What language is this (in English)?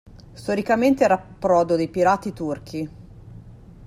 Italian